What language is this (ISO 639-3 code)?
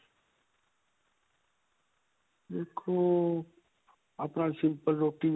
pan